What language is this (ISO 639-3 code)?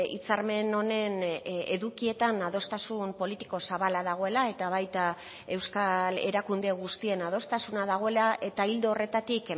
eus